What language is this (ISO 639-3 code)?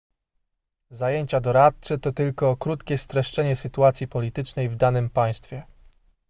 pol